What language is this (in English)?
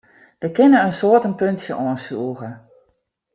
Western Frisian